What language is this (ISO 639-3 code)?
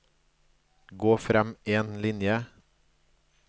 nor